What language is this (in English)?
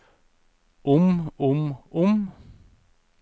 Norwegian